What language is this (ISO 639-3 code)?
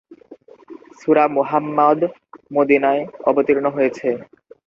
ben